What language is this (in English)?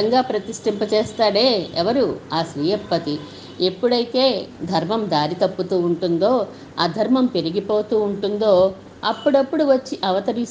Telugu